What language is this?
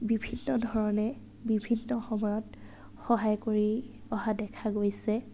Assamese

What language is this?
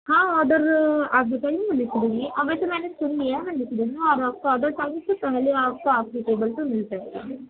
Urdu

